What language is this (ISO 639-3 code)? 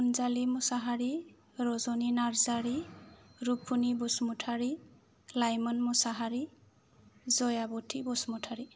brx